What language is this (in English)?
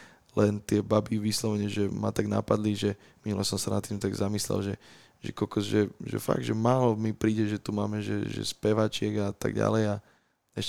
Slovak